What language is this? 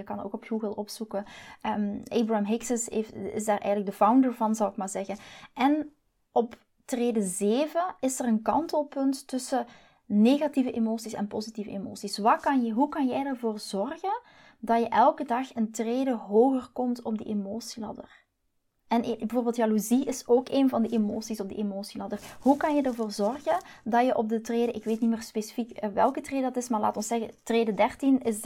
Dutch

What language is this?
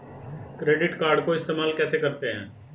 Hindi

